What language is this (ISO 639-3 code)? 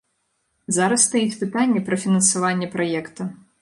bel